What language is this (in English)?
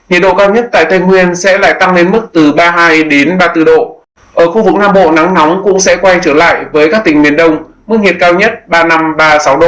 Vietnamese